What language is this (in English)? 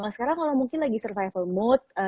Indonesian